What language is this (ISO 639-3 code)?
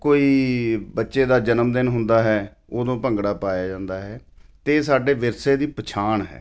pan